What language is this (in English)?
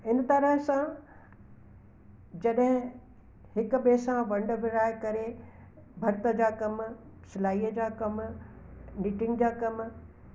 Sindhi